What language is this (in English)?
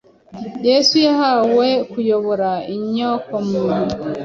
Kinyarwanda